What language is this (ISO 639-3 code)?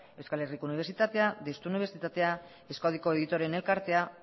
eus